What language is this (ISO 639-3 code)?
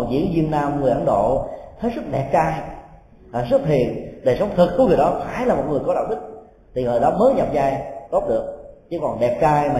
vie